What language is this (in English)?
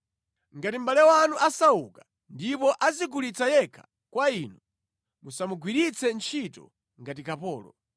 Nyanja